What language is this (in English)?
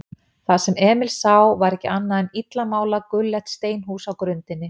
Icelandic